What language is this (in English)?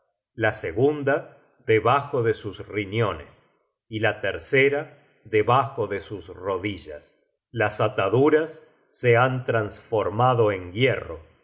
Spanish